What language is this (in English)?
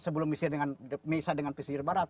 Indonesian